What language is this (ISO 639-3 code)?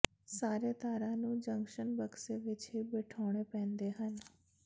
pan